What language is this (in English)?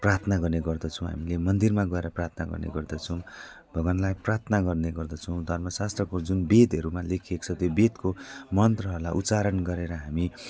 Nepali